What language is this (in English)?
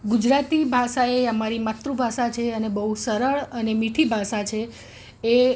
Gujarati